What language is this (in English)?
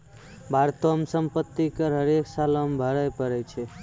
Maithili